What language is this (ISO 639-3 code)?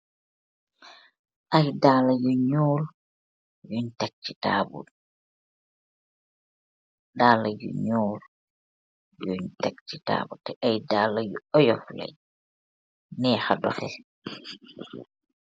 wol